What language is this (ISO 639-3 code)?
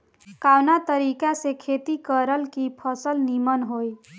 bho